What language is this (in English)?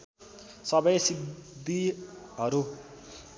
Nepali